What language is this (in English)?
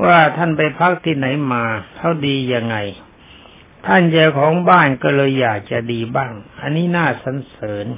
Thai